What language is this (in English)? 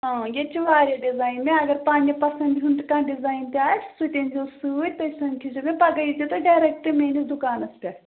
Kashmiri